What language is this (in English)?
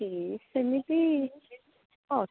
Odia